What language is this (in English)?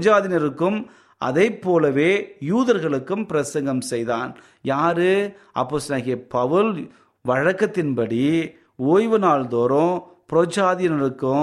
Tamil